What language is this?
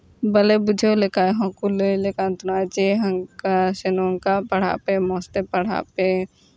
Santali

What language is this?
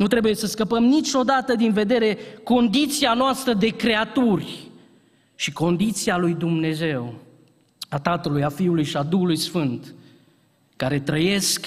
Romanian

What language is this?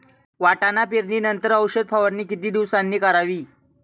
Marathi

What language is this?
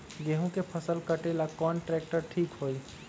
Magahi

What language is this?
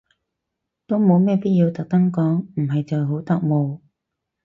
Cantonese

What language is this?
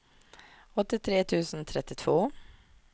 Swedish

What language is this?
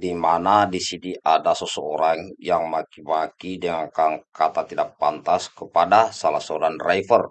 Indonesian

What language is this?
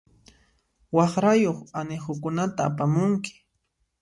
Puno Quechua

